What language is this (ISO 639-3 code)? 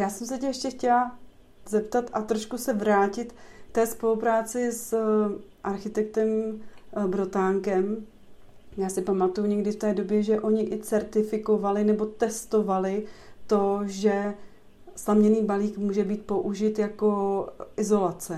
ces